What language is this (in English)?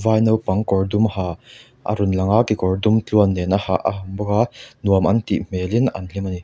Mizo